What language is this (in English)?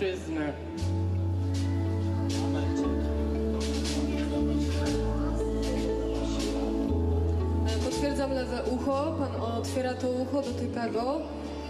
Polish